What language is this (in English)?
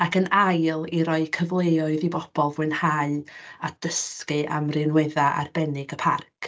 Welsh